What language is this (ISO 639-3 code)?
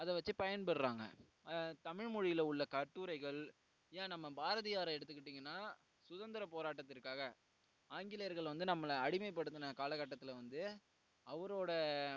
tam